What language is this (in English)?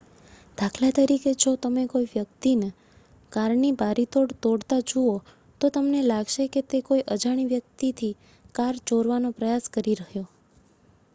Gujarati